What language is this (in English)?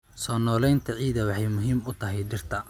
Somali